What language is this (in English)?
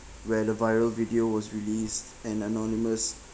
English